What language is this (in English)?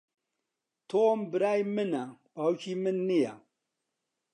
Central Kurdish